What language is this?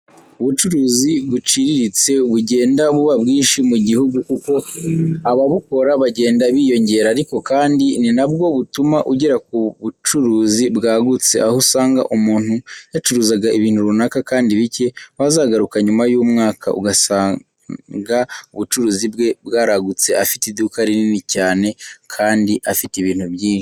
Kinyarwanda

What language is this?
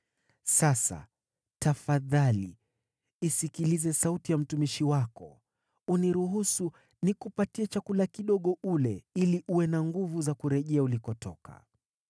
Swahili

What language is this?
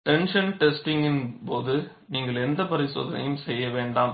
Tamil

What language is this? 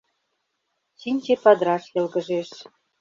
Mari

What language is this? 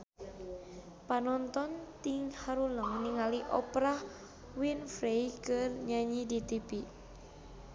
Sundanese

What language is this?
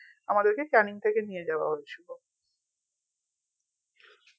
Bangla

